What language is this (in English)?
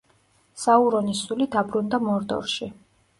Georgian